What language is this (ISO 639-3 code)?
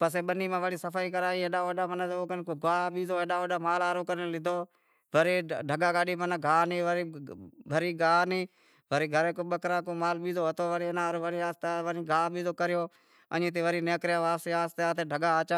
kxp